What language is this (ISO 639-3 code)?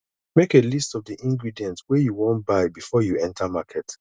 pcm